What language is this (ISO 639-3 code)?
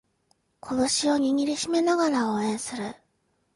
jpn